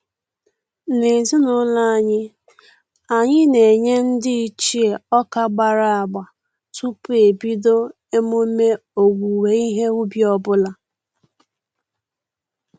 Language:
Igbo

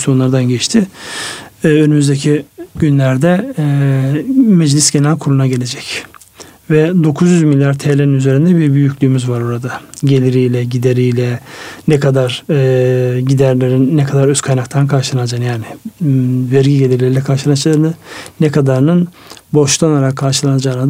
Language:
Turkish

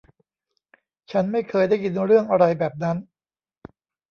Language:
Thai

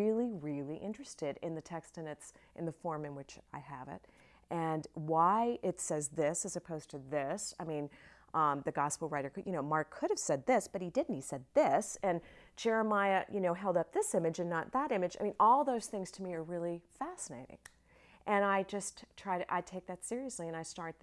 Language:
English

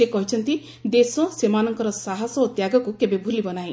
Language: Odia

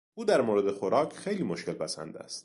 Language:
Persian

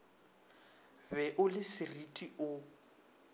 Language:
Northern Sotho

